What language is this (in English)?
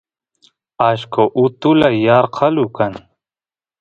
Santiago del Estero Quichua